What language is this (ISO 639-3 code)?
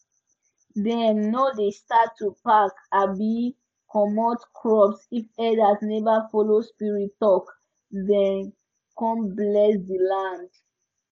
pcm